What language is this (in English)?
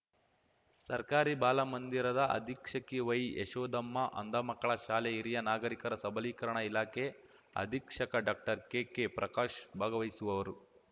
Kannada